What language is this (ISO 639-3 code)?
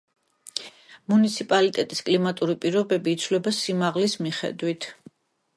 kat